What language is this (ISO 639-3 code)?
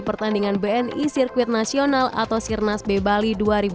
ind